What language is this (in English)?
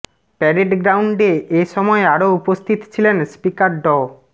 Bangla